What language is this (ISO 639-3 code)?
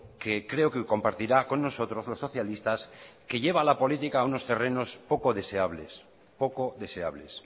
spa